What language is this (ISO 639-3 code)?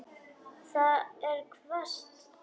isl